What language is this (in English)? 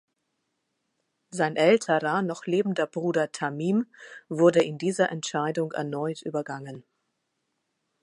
German